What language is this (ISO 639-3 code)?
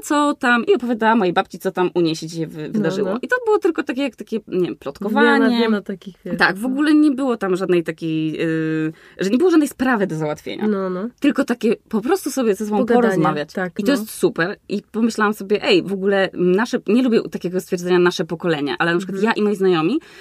pol